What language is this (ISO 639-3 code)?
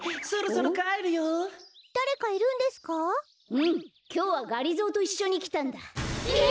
jpn